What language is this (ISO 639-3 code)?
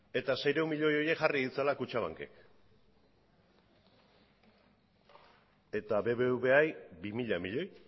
eus